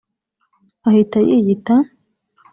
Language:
Kinyarwanda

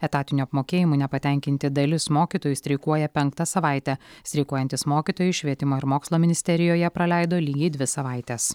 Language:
Lithuanian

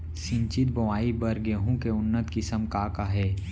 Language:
Chhattisgarhi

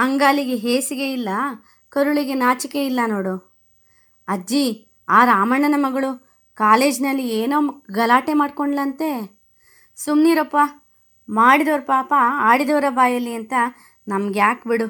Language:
Kannada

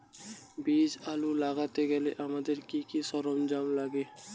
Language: Bangla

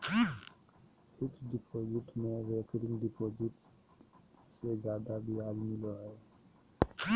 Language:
Magahi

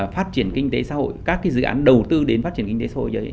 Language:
Vietnamese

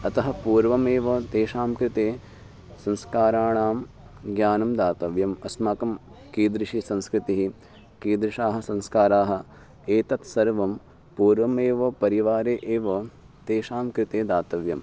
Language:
Sanskrit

